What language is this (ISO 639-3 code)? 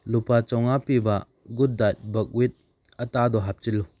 mni